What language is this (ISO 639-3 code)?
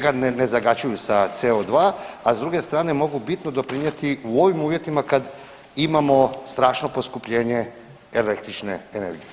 hrv